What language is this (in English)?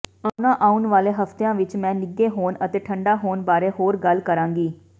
Punjabi